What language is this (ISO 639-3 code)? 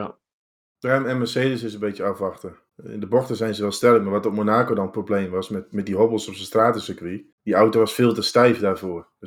nld